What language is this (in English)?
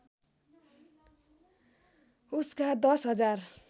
Nepali